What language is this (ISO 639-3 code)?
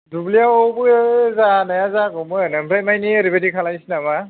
brx